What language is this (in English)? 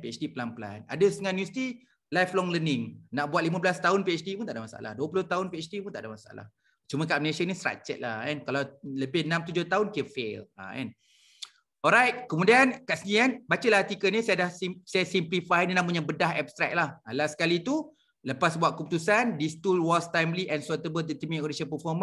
Malay